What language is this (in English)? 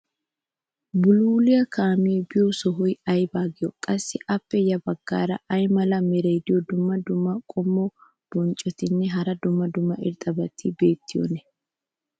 Wolaytta